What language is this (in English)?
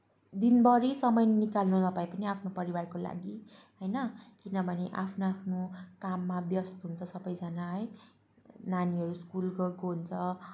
Nepali